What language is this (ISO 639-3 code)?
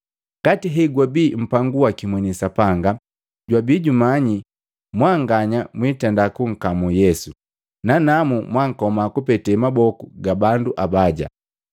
mgv